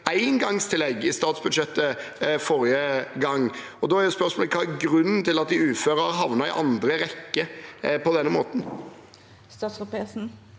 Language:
Norwegian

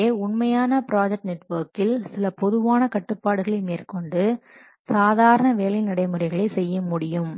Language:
Tamil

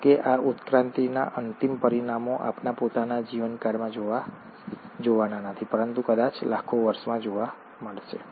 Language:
Gujarati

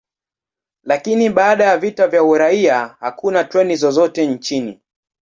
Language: Swahili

